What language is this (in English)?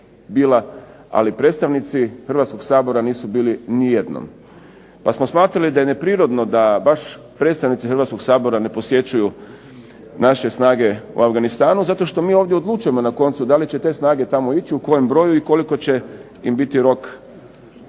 Croatian